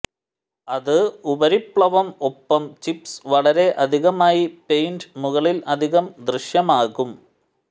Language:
Malayalam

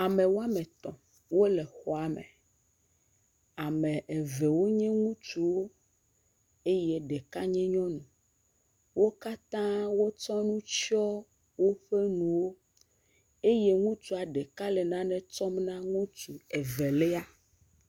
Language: Ewe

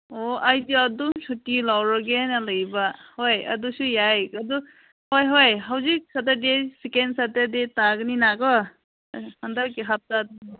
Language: Manipuri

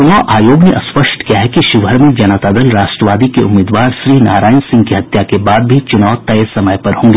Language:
Hindi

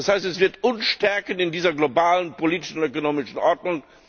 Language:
German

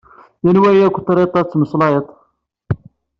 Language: Kabyle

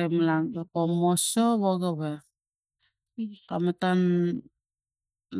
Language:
Tigak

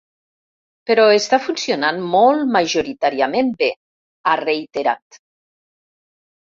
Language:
Catalan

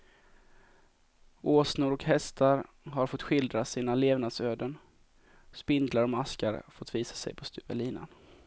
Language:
Swedish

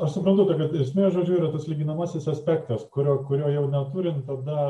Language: Lithuanian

